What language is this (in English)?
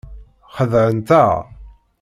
Kabyle